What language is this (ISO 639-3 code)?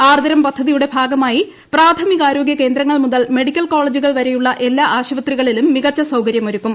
mal